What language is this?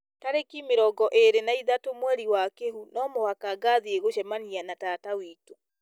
Kikuyu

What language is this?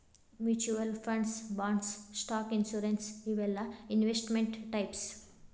Kannada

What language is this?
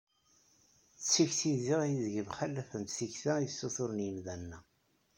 Kabyle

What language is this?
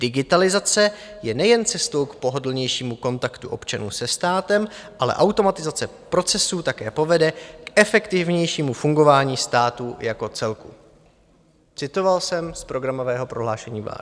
Czech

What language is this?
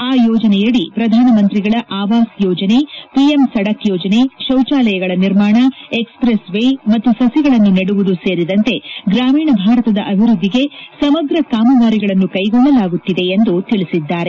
Kannada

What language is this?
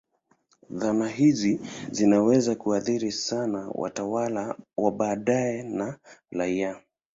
Swahili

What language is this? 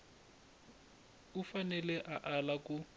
Tsonga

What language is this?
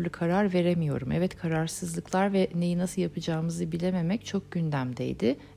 Turkish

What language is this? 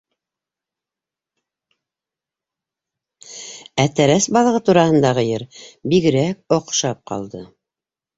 Bashkir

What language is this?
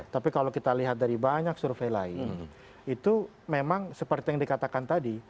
Indonesian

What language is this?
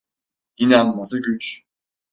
Turkish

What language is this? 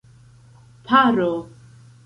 Esperanto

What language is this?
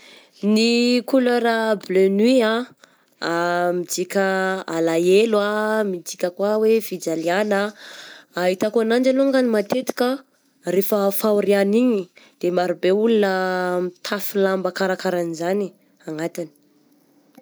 Southern Betsimisaraka Malagasy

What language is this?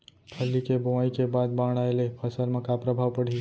Chhattisgarhi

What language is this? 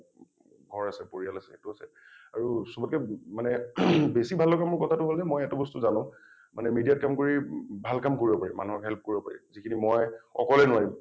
Assamese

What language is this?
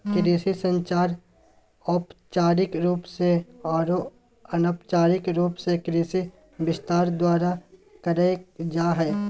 Magahi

